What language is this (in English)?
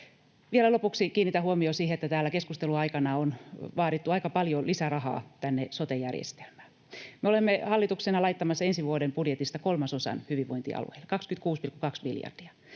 Finnish